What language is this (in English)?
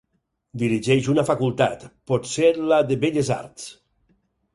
Catalan